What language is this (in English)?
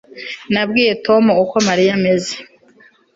Kinyarwanda